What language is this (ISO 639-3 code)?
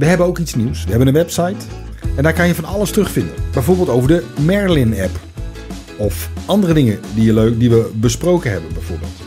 nld